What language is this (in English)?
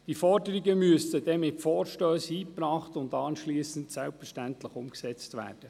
Swiss German